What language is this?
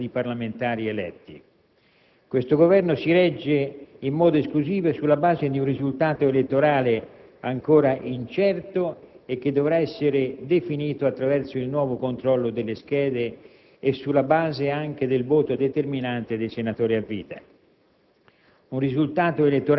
Italian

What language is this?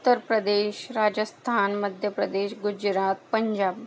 Marathi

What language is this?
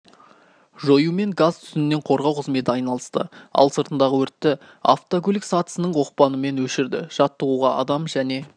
Kazakh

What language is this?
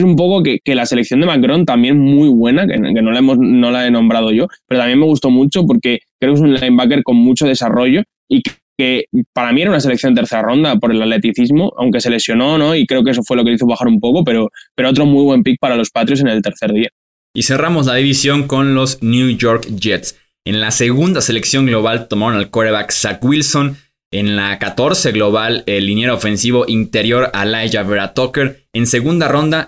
Spanish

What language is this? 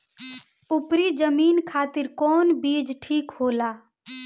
Bhojpuri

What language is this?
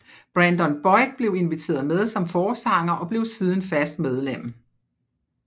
Danish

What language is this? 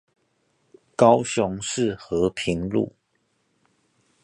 Chinese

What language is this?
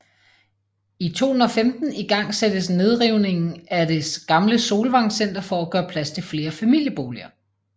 Danish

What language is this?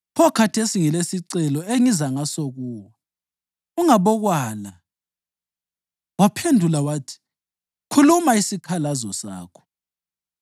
North Ndebele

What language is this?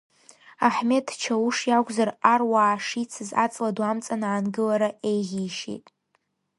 Abkhazian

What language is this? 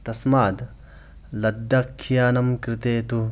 Sanskrit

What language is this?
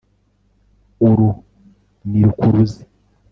Kinyarwanda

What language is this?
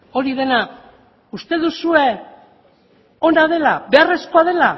Basque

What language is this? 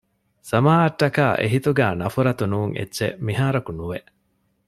Divehi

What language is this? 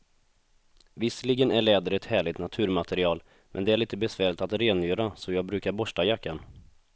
Swedish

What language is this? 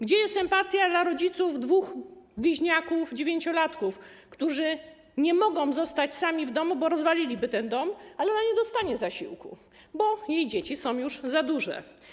Polish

